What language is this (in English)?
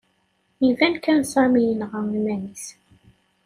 Kabyle